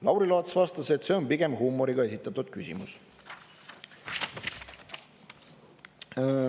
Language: Estonian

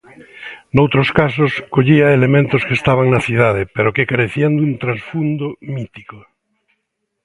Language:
Galician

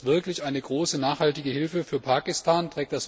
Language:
German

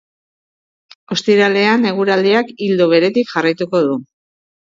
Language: Basque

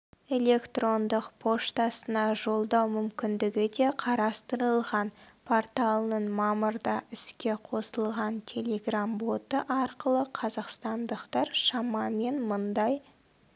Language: Kazakh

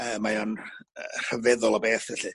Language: Welsh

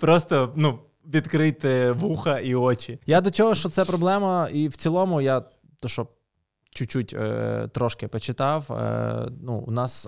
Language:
Ukrainian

